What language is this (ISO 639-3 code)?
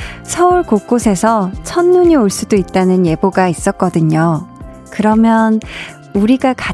kor